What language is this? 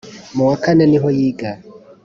Kinyarwanda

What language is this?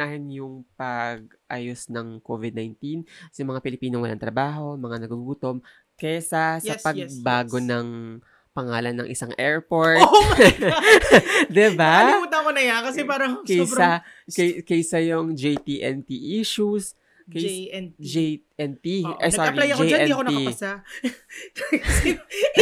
Filipino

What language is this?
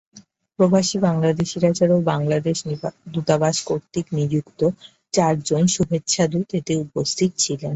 Bangla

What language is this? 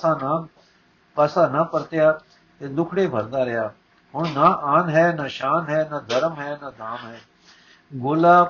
Punjabi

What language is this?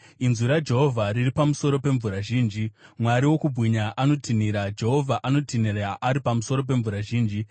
Shona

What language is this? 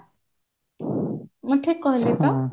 Odia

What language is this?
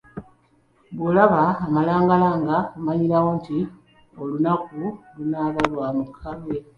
Ganda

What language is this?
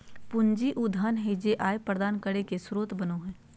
Magahi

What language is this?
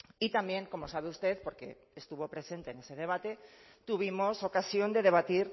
Spanish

